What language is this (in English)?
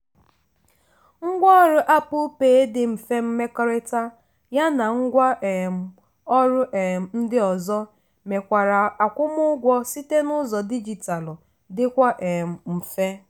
Igbo